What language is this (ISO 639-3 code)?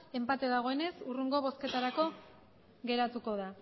eus